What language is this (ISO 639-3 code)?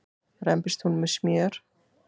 isl